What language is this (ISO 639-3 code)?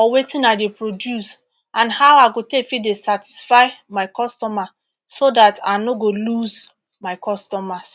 pcm